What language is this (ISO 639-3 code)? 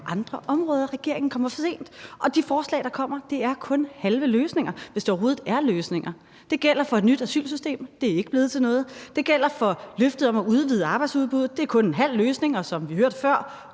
dan